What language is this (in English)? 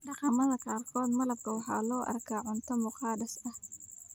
Somali